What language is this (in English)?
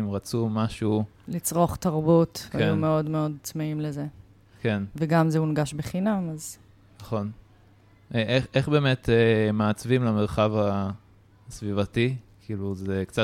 Hebrew